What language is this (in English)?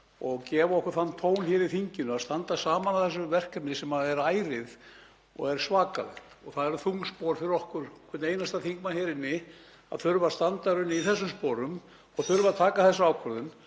Icelandic